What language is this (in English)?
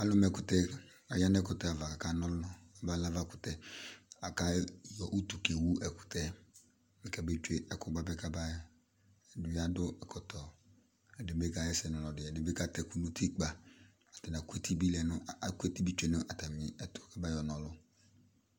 Ikposo